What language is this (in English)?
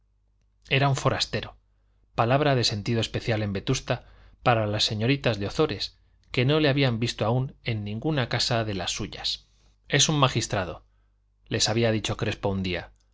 Spanish